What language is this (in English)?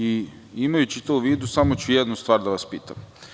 Serbian